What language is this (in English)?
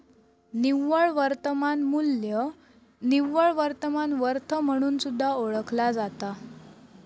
Marathi